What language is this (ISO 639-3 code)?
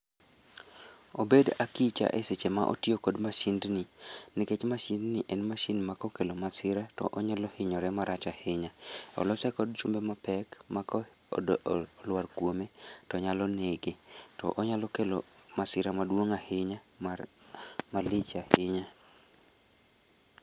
luo